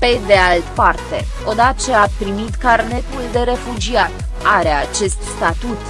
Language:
Romanian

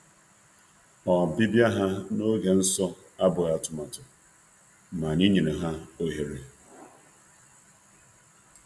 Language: Igbo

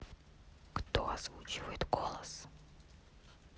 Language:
Russian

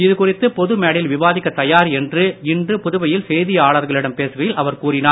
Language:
Tamil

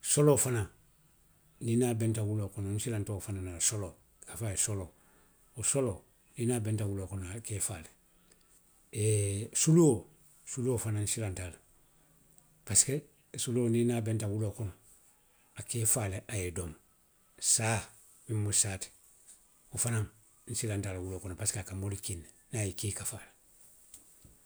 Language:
Western Maninkakan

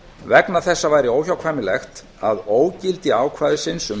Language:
Icelandic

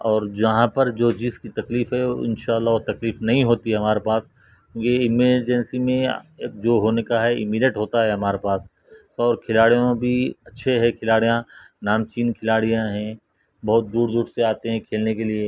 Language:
Urdu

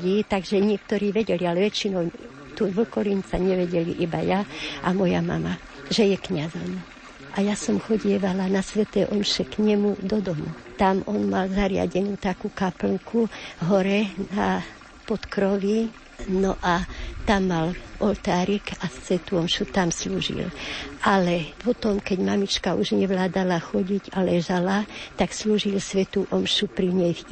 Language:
Slovak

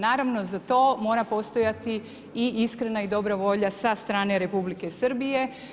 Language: Croatian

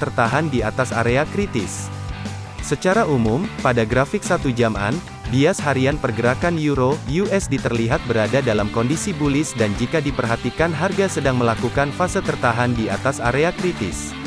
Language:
Indonesian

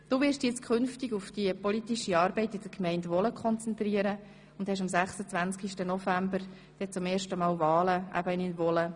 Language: Swiss German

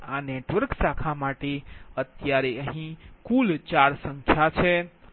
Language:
Gujarati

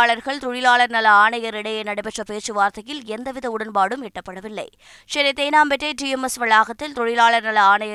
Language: Tamil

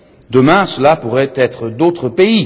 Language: French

